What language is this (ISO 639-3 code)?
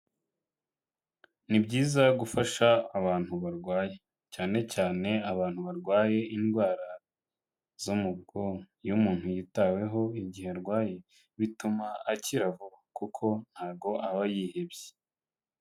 kin